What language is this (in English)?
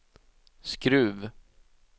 Swedish